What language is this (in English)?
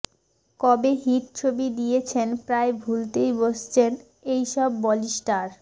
Bangla